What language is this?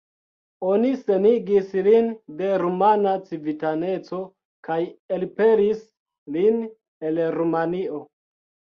Esperanto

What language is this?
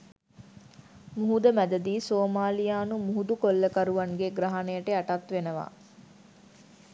Sinhala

